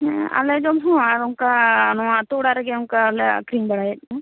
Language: Santali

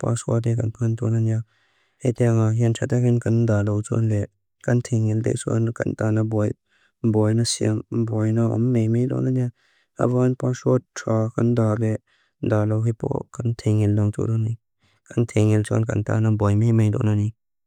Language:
Mizo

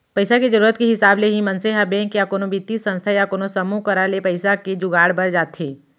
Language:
Chhattisgarhi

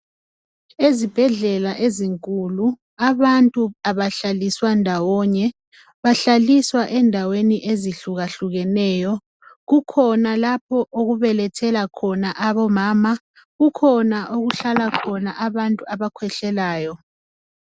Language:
North Ndebele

